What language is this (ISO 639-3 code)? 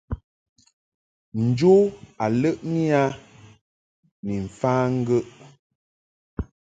mhk